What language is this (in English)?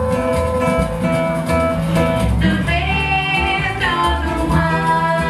Latvian